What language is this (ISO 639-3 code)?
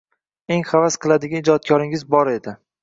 uzb